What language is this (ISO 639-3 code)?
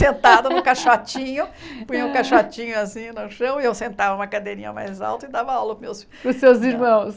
por